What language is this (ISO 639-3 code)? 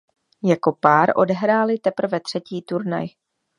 ces